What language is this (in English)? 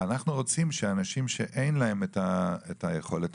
Hebrew